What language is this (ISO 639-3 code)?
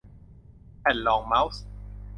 tha